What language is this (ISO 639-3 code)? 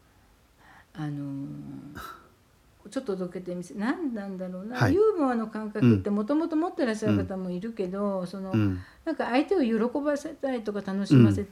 jpn